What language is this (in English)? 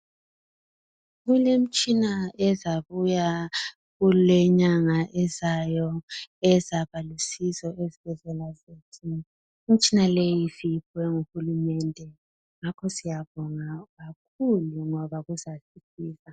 North Ndebele